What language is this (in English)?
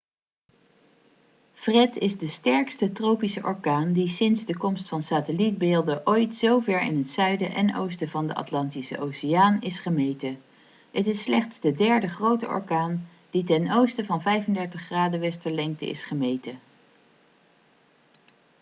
Dutch